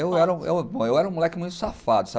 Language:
Portuguese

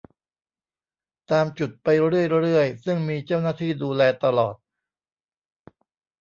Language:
Thai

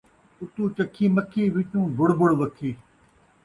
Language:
Saraiki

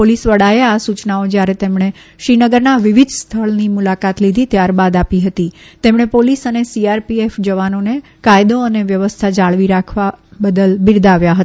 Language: Gujarati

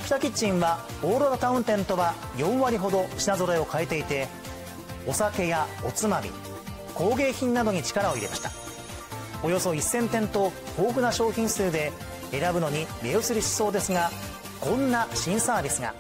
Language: Japanese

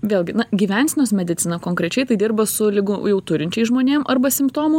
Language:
Lithuanian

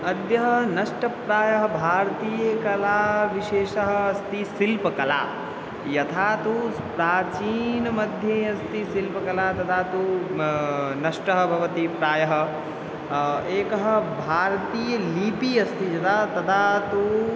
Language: Sanskrit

